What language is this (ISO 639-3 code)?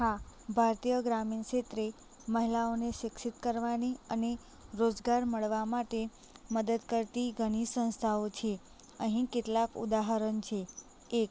guj